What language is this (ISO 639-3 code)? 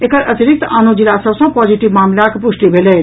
mai